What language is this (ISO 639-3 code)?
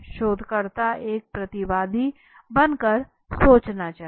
hin